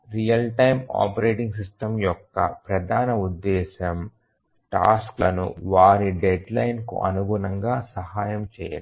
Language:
Telugu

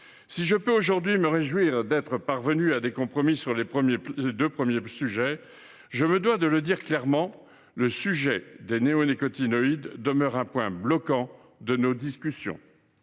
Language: French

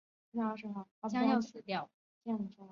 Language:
Chinese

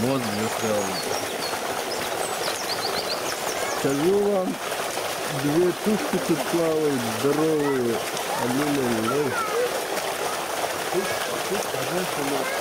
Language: Russian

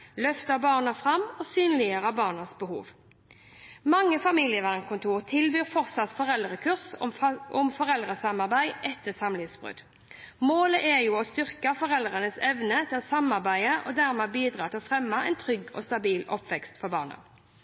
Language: Norwegian Bokmål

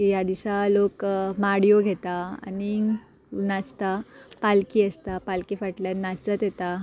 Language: Konkani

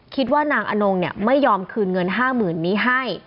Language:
Thai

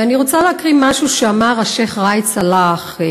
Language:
Hebrew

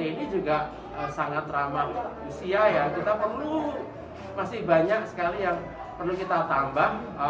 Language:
Indonesian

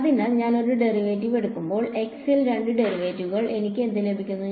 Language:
Malayalam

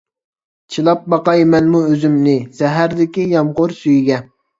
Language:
Uyghur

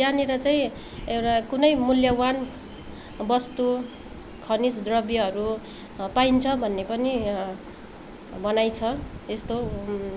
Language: Nepali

